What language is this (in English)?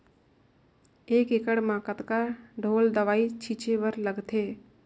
Chhattisgarhi